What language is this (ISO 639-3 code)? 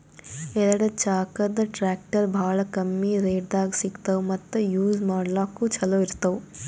kan